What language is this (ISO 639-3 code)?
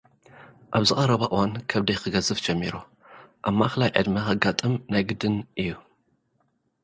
tir